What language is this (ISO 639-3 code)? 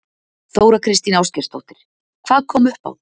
isl